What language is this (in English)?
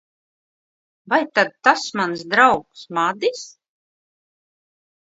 Latvian